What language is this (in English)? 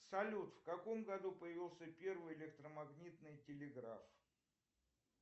Russian